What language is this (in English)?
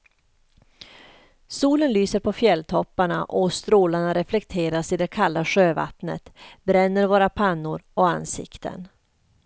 Swedish